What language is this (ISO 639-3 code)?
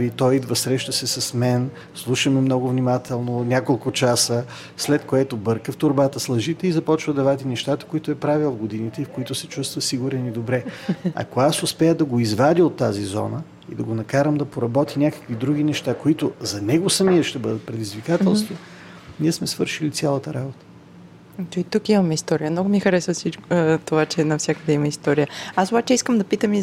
bul